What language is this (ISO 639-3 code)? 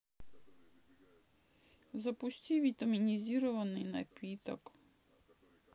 rus